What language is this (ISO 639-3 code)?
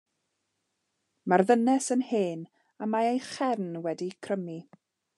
cym